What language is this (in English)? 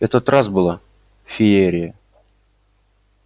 Russian